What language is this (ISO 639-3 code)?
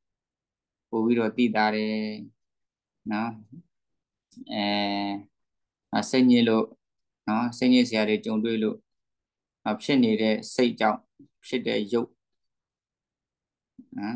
vie